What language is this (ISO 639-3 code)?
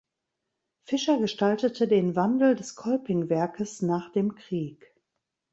deu